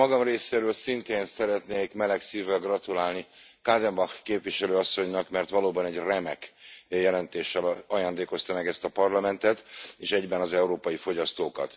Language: Hungarian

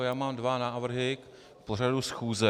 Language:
Czech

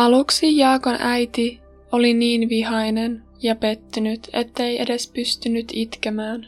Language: Finnish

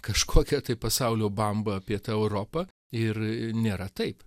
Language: Lithuanian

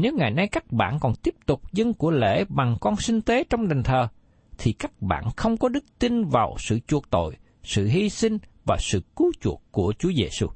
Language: Vietnamese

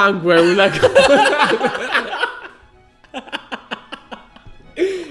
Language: Italian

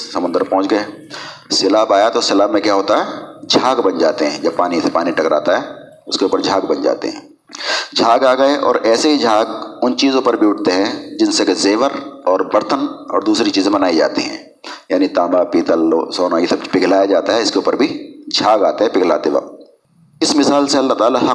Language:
Urdu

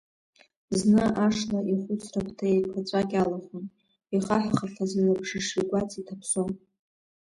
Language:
Abkhazian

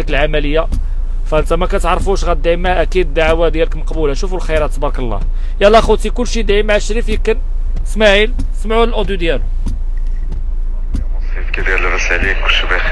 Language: Arabic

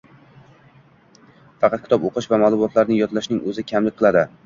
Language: Uzbek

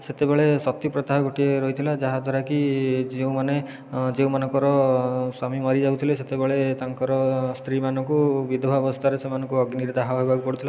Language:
Odia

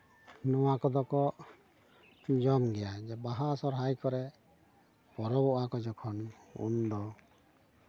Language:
Santali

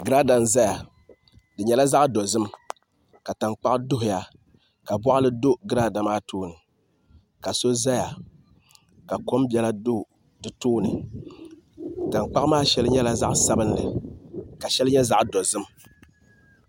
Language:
Dagbani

